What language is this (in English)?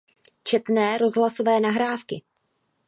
Czech